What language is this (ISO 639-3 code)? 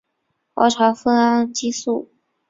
zho